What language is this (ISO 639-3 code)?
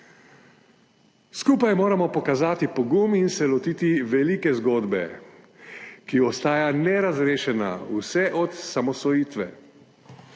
slv